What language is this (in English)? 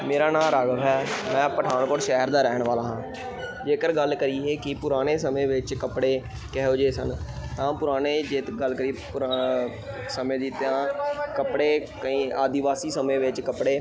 Punjabi